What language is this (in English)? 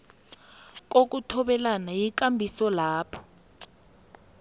South Ndebele